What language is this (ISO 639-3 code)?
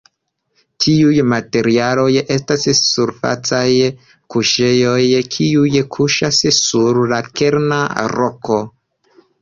epo